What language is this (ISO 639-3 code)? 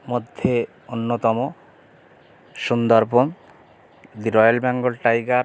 ben